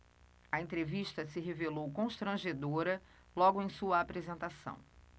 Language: Portuguese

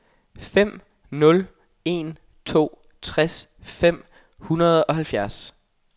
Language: Danish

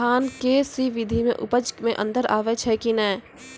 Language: Maithili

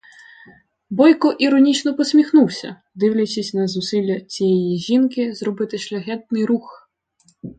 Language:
Ukrainian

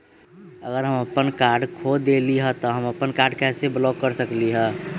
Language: Magahi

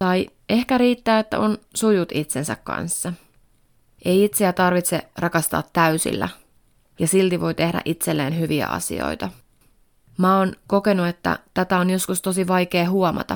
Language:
Finnish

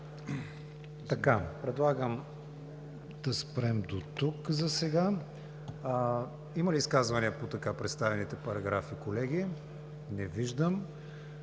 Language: Bulgarian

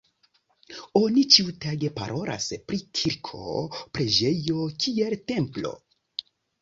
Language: Esperanto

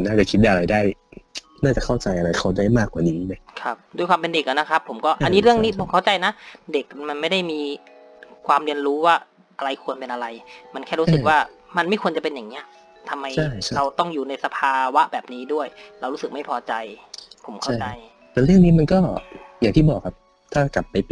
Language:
Thai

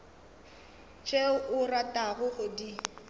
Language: Northern Sotho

